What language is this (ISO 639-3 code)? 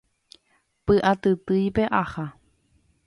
grn